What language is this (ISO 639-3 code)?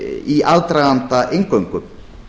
isl